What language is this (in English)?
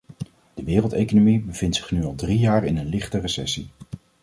Dutch